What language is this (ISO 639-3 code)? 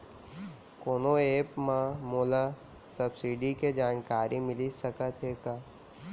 hne